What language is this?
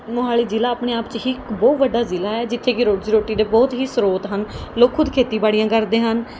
Punjabi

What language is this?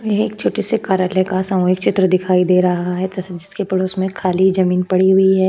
Hindi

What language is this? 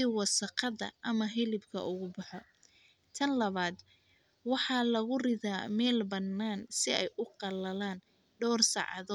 Somali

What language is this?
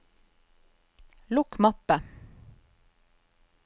Norwegian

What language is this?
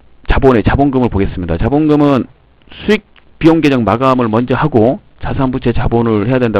Korean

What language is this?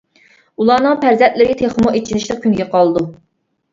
Uyghur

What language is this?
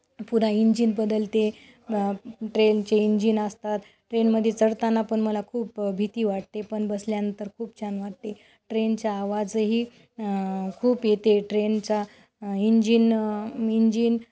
Marathi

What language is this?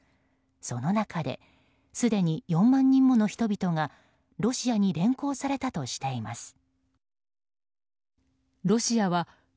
Japanese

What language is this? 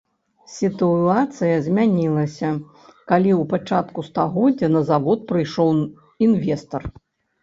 Belarusian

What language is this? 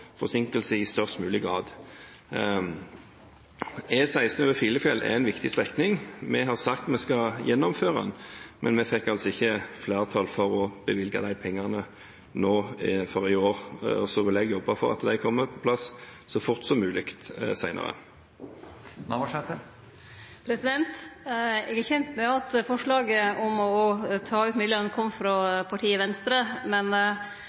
Norwegian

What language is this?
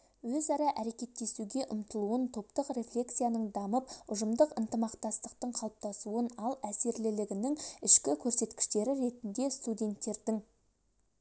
Kazakh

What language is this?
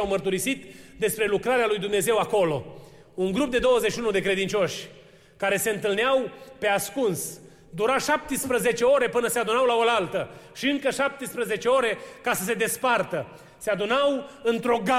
Romanian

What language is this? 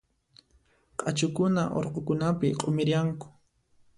Puno Quechua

